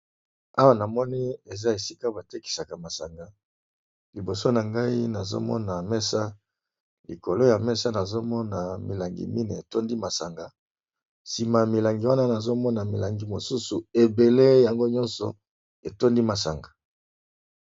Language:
Lingala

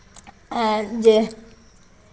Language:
Maithili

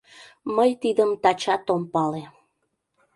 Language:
Mari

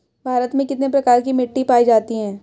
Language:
Hindi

